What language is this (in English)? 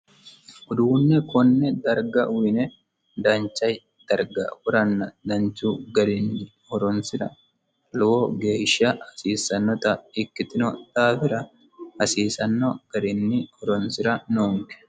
Sidamo